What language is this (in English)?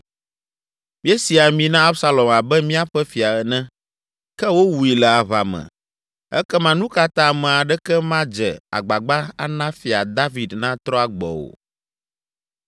Ewe